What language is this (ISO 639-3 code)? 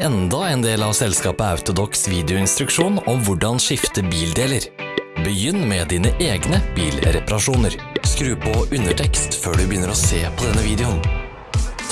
nor